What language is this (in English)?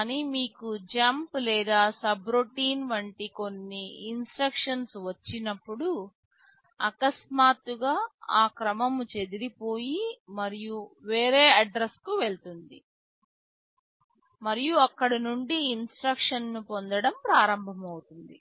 Telugu